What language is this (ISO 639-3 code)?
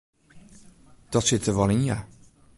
fry